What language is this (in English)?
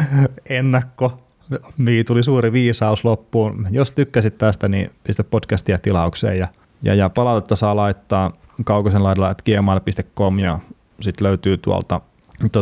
Finnish